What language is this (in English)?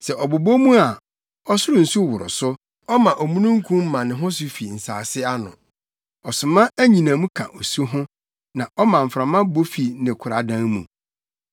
Akan